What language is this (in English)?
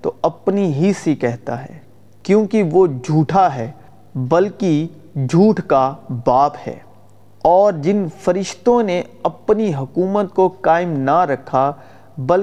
Urdu